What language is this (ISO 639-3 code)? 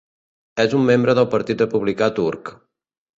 cat